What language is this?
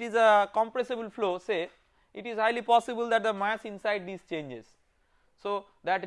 English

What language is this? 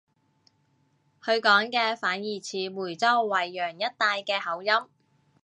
Cantonese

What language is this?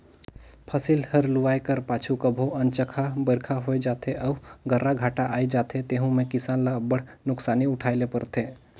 Chhattisgarhi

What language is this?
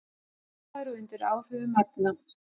Icelandic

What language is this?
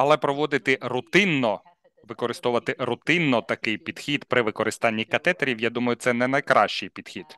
Ukrainian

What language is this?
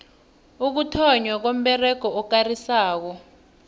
South Ndebele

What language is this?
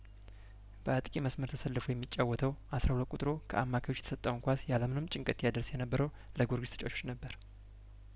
Amharic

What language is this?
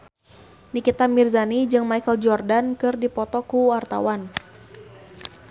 Sundanese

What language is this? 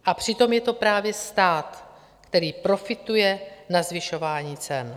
Czech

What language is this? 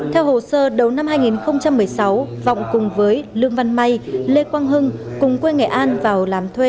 Vietnamese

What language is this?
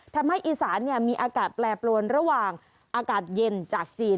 Thai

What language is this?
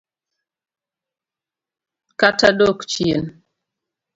Luo (Kenya and Tanzania)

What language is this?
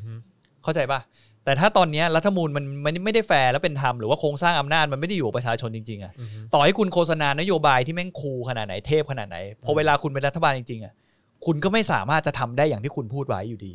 Thai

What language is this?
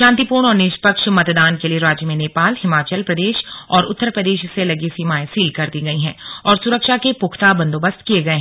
Hindi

